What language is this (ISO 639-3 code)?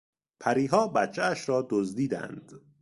fas